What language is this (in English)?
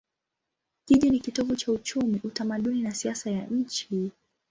Swahili